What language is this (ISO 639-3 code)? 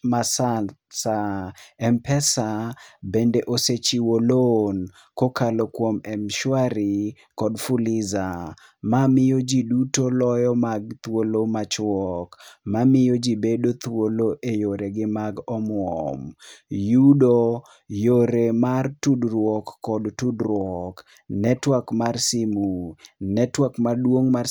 luo